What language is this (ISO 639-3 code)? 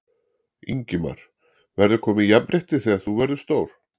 isl